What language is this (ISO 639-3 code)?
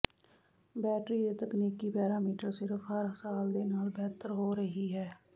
pan